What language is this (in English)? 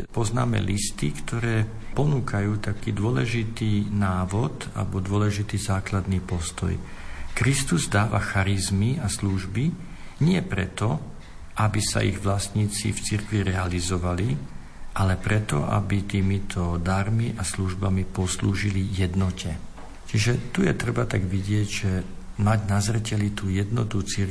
Slovak